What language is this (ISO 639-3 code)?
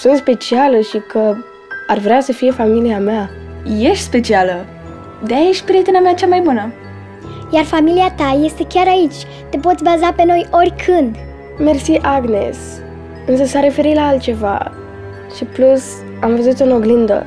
ron